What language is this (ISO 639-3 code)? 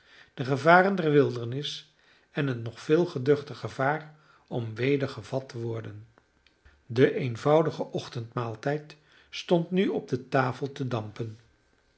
nld